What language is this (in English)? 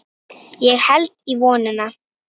Icelandic